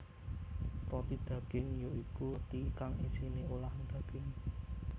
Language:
Javanese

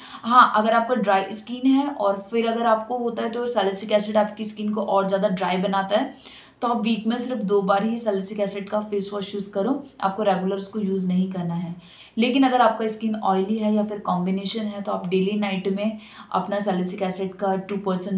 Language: Hindi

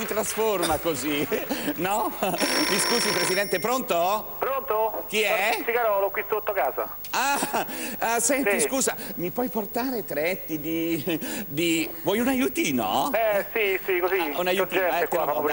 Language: Italian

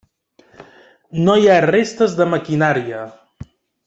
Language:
Catalan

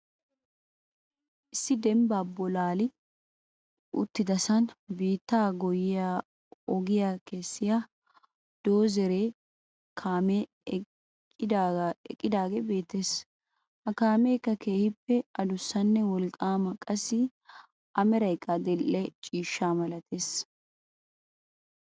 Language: Wolaytta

